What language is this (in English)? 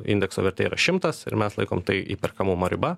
Lithuanian